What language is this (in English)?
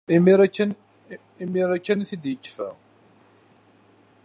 Kabyle